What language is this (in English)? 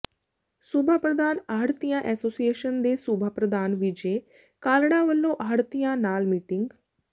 Punjabi